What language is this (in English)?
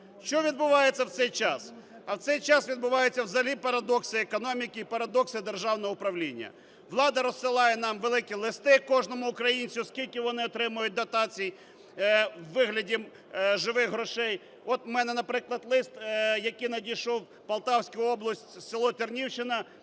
Ukrainian